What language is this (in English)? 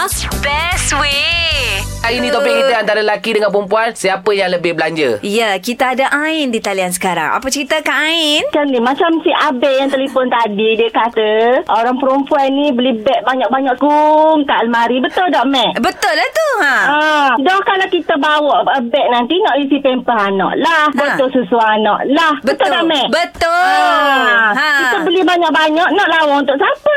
Malay